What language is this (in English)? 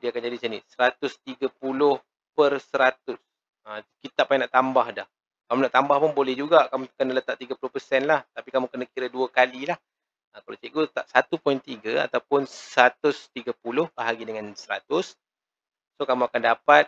Malay